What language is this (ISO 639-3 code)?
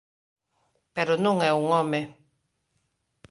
glg